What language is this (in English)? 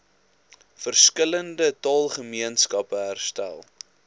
Afrikaans